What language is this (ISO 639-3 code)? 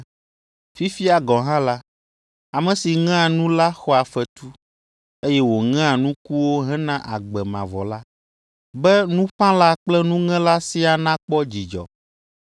ewe